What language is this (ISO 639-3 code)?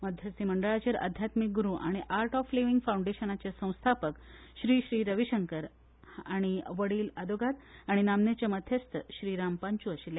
kok